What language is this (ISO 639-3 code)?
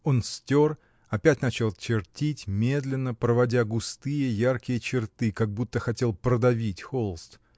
rus